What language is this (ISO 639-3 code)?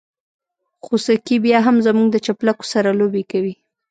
pus